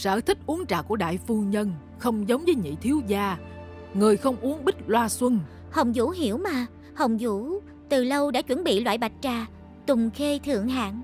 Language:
Vietnamese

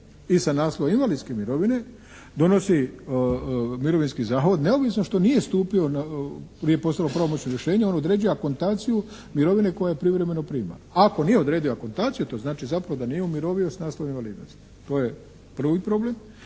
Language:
Croatian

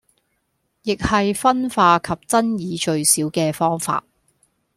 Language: Cantonese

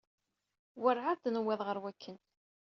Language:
Kabyle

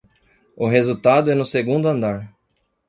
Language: Portuguese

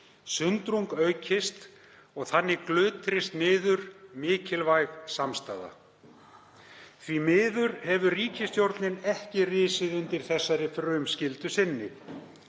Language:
Icelandic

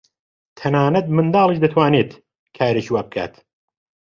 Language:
Central Kurdish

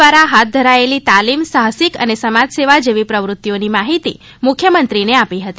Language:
Gujarati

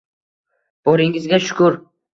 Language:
Uzbek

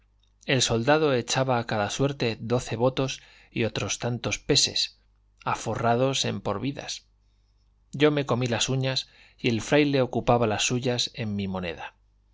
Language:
Spanish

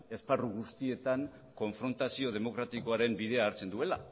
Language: Basque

